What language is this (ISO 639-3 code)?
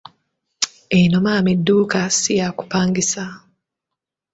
lug